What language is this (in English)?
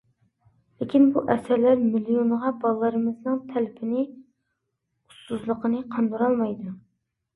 Uyghur